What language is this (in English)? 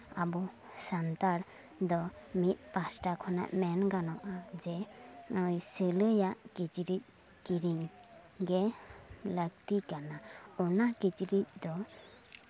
Santali